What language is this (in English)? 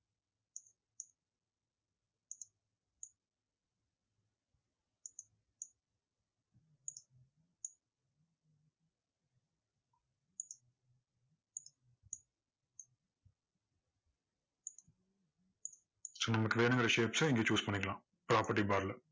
Tamil